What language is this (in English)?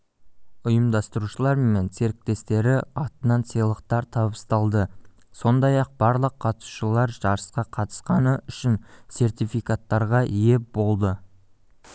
Kazakh